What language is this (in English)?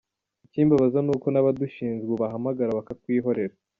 Kinyarwanda